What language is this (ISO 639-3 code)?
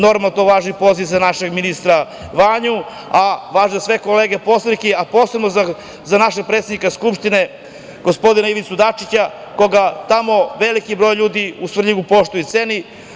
srp